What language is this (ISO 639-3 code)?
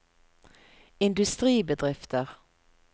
nor